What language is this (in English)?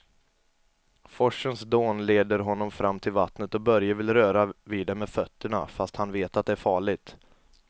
Swedish